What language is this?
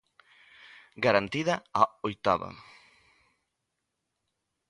Galician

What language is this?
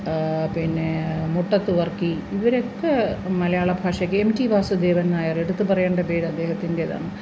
Malayalam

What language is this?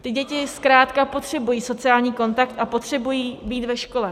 Czech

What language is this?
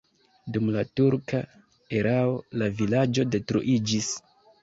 Esperanto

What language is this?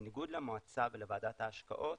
Hebrew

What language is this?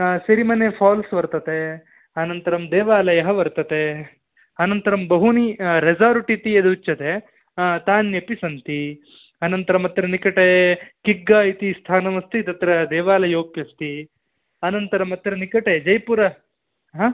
Sanskrit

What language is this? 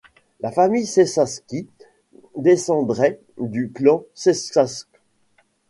French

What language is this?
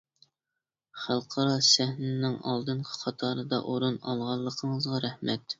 Uyghur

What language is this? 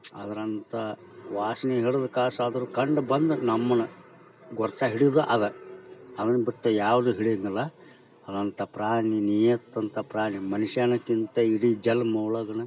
Kannada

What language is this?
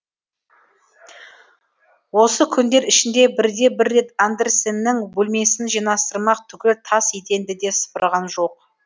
Kazakh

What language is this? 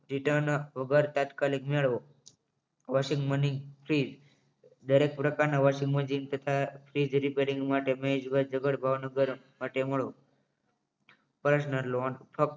Gujarati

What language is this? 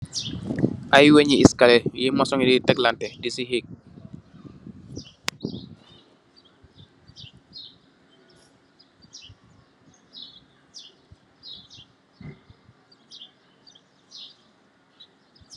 Wolof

